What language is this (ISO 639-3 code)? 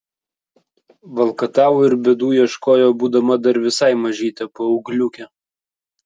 lit